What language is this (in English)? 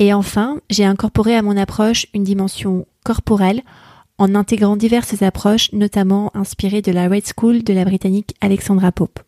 French